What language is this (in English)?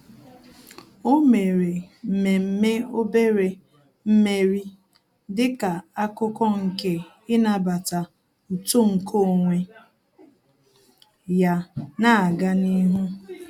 Igbo